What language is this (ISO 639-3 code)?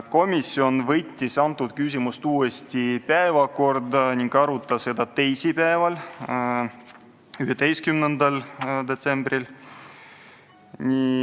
est